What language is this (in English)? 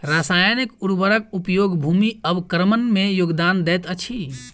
Maithili